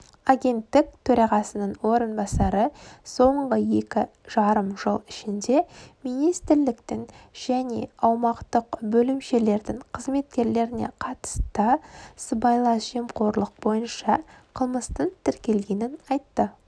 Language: Kazakh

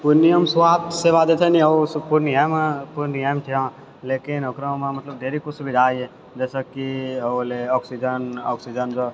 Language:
Maithili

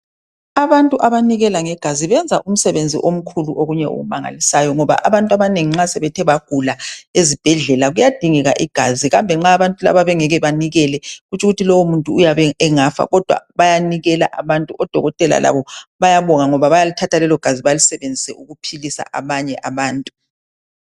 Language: North Ndebele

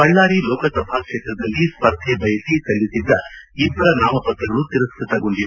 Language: Kannada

